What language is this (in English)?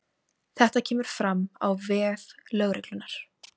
Icelandic